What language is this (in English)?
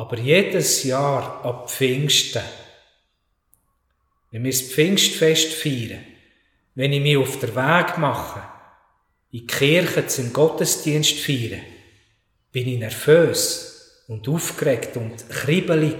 German